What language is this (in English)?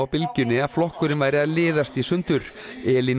Icelandic